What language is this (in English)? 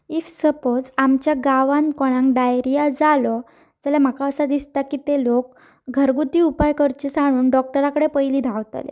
Konkani